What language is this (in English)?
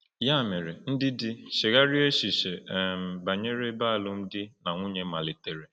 Igbo